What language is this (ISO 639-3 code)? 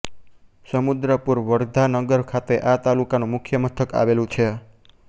guj